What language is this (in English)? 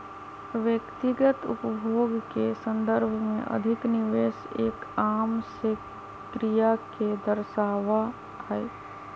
Magahi